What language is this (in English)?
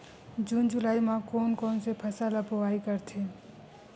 Chhattisgarhi